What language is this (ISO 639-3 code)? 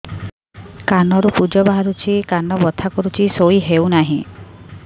ori